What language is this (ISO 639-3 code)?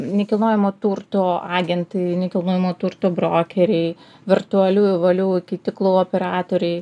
lit